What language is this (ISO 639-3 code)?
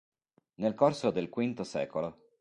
ita